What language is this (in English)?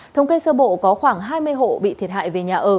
Vietnamese